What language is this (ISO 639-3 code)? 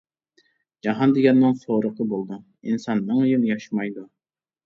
uig